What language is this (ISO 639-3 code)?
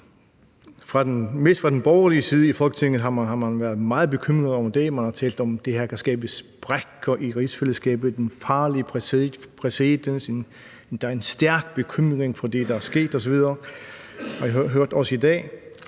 dan